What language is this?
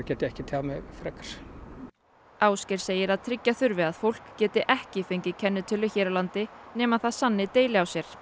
Icelandic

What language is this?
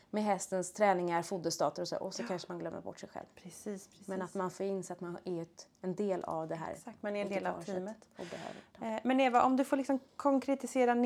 Swedish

